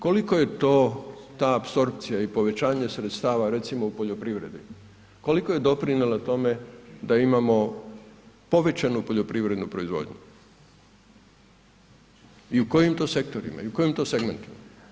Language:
Croatian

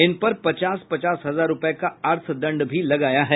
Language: Hindi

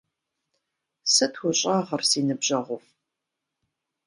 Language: Kabardian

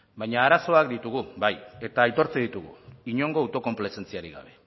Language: Basque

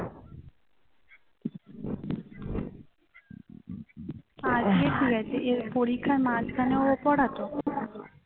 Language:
Bangla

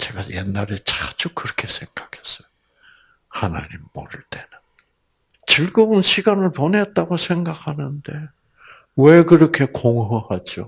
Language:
Korean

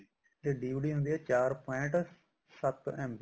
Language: Punjabi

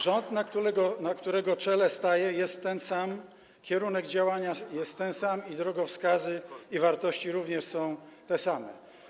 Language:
Polish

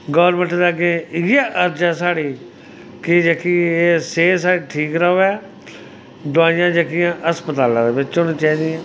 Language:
Dogri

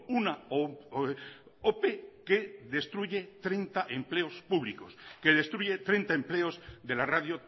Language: Spanish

